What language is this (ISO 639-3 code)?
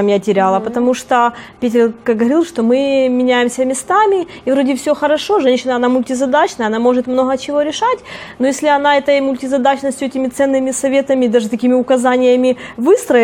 rus